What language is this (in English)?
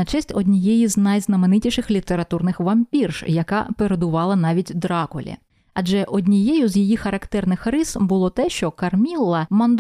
Ukrainian